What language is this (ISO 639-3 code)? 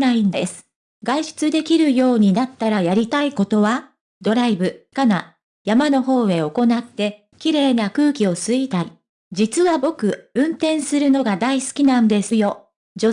jpn